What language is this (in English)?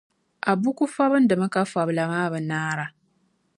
Dagbani